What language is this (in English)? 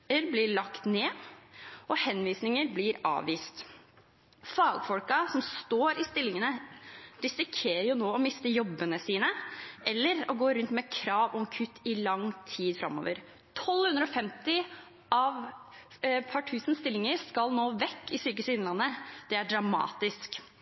Norwegian Bokmål